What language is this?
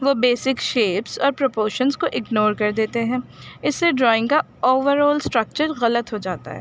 Urdu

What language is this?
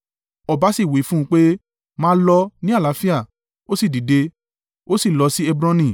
Yoruba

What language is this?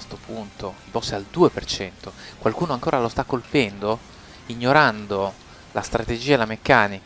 Italian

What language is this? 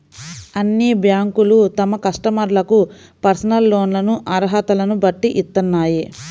Telugu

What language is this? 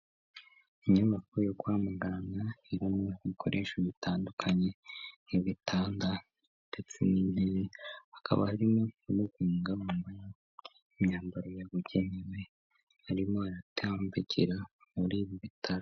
Kinyarwanda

